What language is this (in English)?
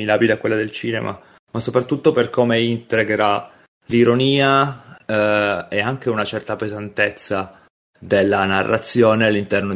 Italian